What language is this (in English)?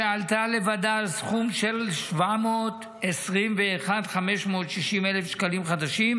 Hebrew